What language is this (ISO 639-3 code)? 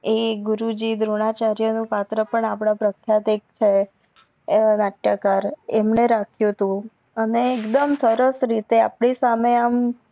guj